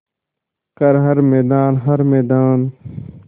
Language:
Hindi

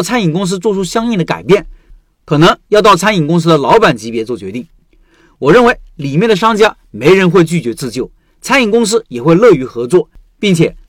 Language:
Chinese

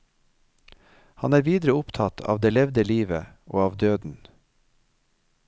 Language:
Norwegian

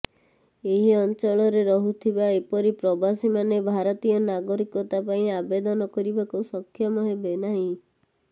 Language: Odia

